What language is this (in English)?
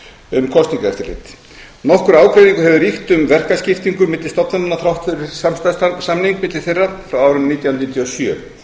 Icelandic